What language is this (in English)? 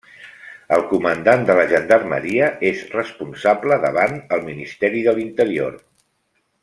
Catalan